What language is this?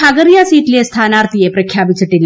Malayalam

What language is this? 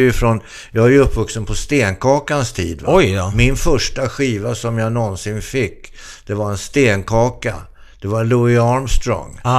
Swedish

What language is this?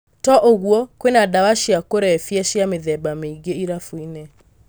Kikuyu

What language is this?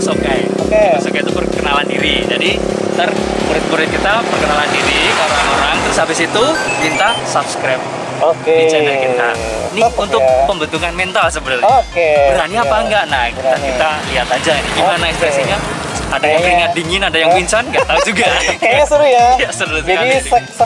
Indonesian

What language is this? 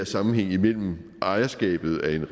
Danish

